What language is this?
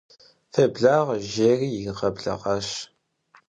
Kabardian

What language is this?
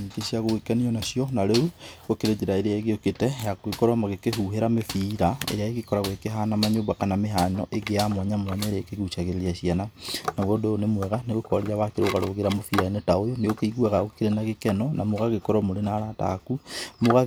Kikuyu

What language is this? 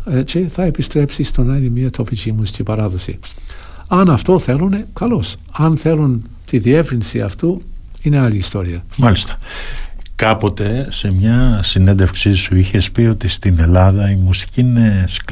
Greek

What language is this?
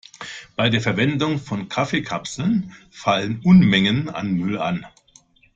German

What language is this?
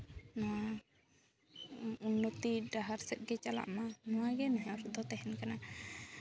Santali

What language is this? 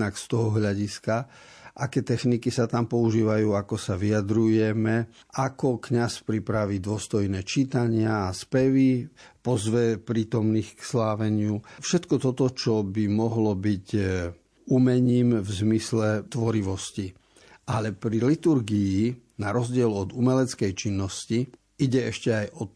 Slovak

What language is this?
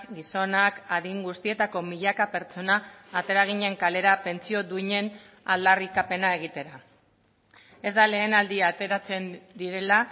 Basque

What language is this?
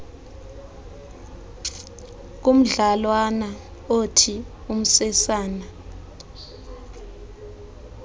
Xhosa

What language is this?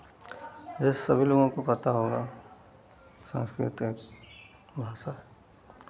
Hindi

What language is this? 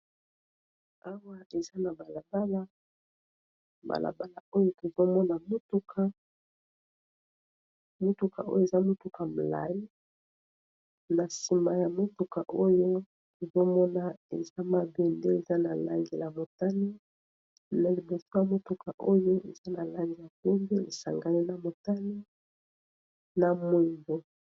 Lingala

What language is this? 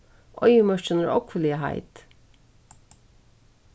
Faroese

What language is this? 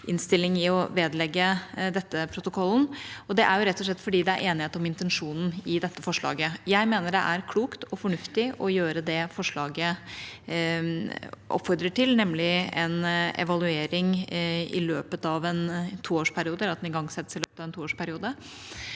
Norwegian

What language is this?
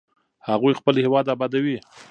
Pashto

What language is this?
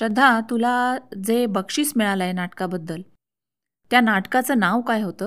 Marathi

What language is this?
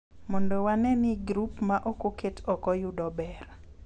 Luo (Kenya and Tanzania)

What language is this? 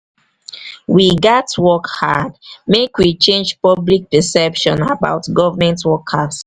Nigerian Pidgin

